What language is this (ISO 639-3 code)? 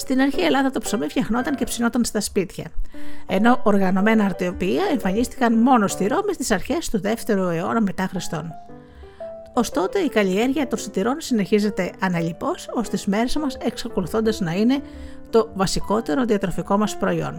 ell